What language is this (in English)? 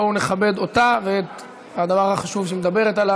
Hebrew